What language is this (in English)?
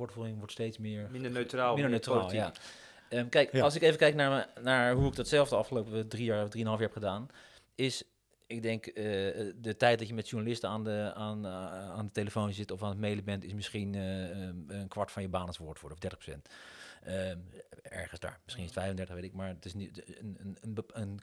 Dutch